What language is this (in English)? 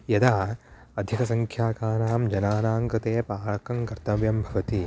Sanskrit